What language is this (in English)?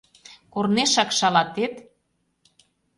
Mari